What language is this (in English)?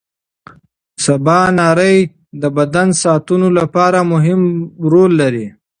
Pashto